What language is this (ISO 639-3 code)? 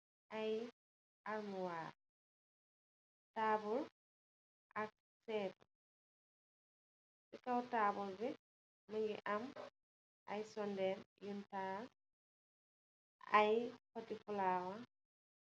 wol